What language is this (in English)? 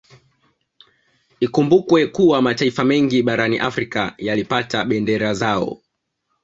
Swahili